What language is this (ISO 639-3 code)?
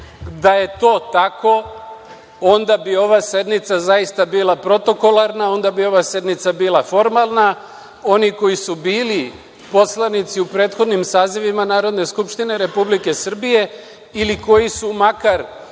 srp